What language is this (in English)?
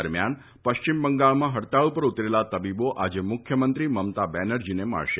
Gujarati